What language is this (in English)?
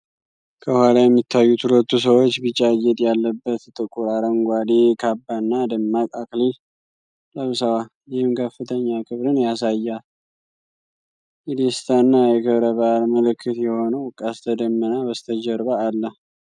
Amharic